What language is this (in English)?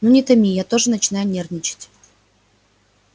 Russian